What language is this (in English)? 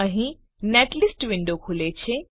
Gujarati